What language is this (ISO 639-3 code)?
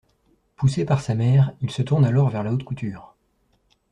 fra